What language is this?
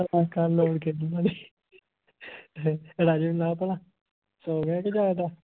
Punjabi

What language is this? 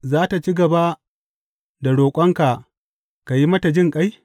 Hausa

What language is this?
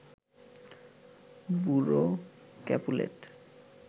Bangla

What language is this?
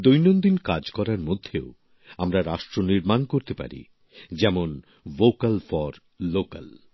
Bangla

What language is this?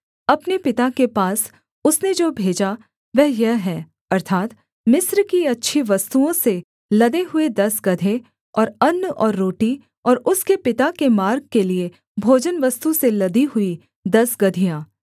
Hindi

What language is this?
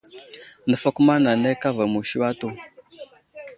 Wuzlam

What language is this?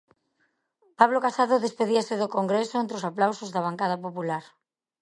Galician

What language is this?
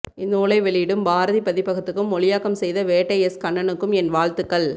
Tamil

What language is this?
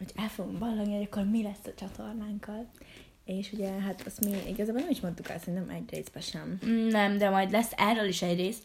Hungarian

